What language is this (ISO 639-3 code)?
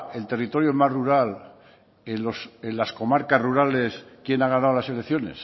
spa